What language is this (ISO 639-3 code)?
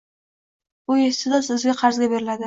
uzb